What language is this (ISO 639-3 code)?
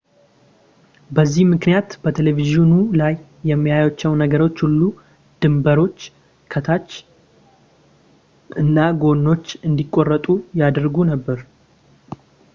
amh